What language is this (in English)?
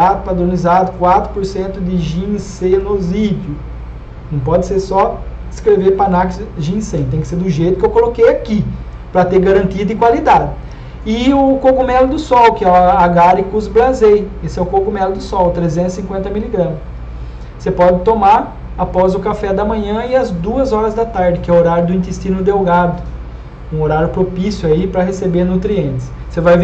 Portuguese